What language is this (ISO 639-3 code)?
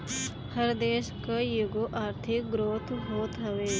bho